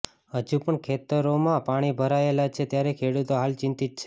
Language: Gujarati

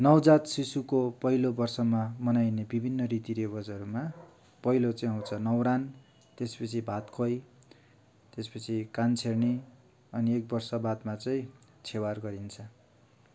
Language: Nepali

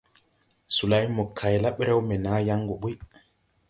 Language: Tupuri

